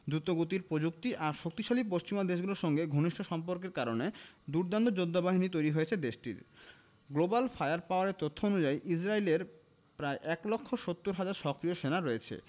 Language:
Bangla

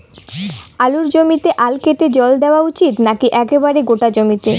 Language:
Bangla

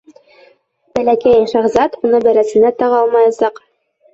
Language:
Bashkir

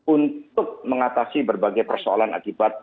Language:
Indonesian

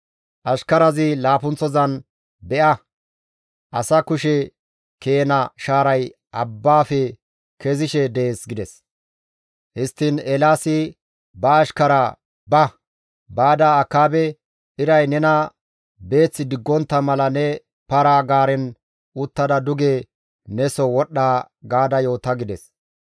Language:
Gamo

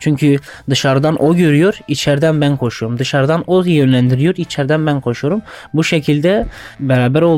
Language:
Turkish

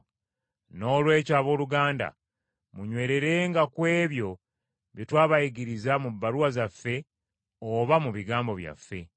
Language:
Ganda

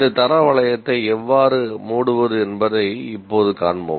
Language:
Tamil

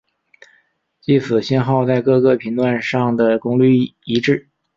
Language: Chinese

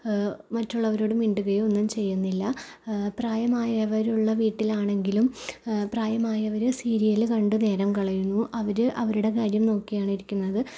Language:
Malayalam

